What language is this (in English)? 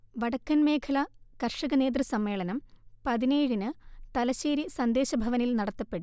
Malayalam